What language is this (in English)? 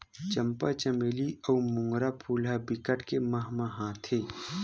Chhattisgarhi